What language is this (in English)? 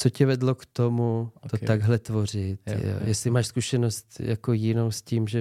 Czech